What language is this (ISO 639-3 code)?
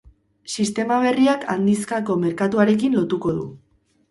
eus